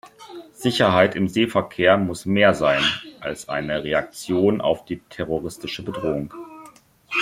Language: German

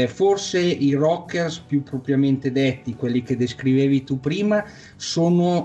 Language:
Italian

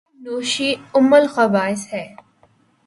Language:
Urdu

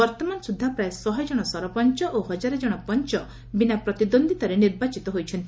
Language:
Odia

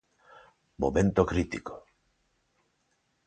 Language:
Galician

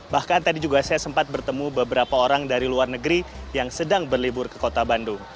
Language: Indonesian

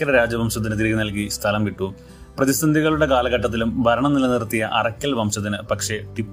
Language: Malayalam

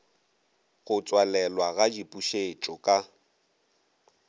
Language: Northern Sotho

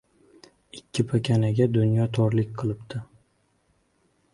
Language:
Uzbek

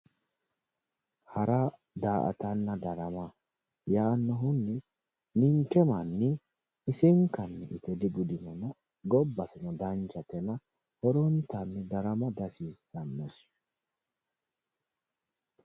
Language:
Sidamo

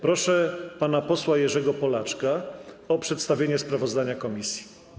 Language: Polish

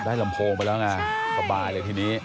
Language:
Thai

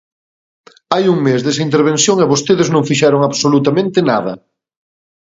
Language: Galician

